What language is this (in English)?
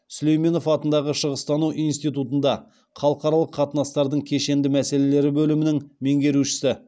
Kazakh